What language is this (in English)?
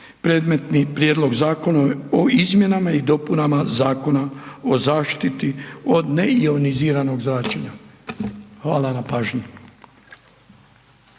Croatian